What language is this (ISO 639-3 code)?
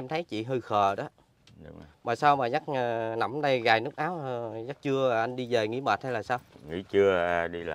vie